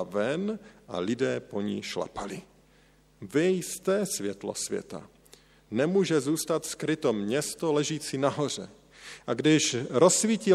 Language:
Czech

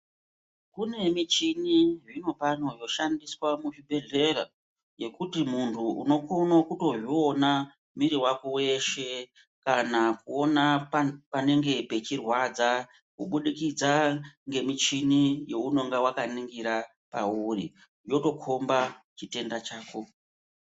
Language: Ndau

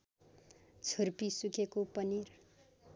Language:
Nepali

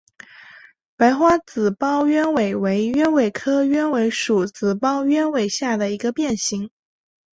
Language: Chinese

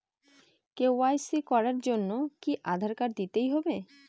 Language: Bangla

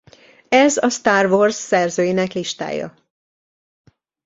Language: Hungarian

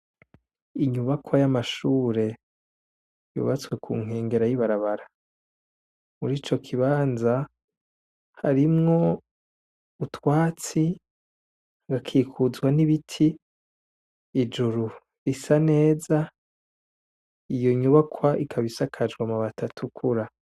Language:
Rundi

